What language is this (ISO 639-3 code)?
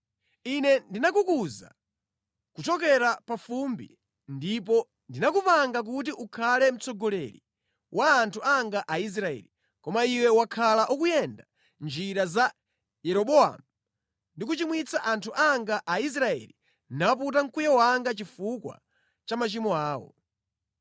nya